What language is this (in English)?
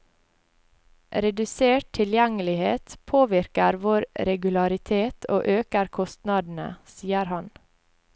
Norwegian